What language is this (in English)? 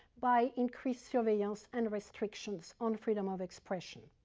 English